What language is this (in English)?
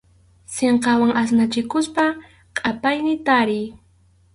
Arequipa-La Unión Quechua